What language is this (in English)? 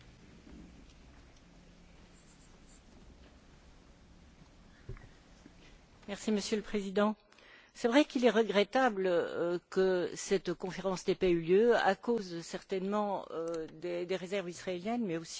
French